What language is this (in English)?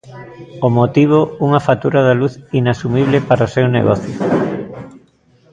Galician